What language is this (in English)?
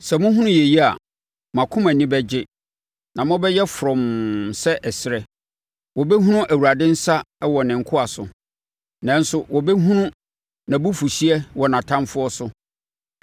Akan